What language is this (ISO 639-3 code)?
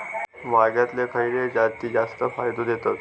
mar